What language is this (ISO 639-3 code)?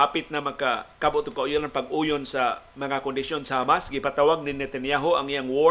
fil